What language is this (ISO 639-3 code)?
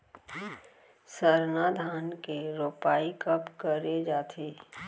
hne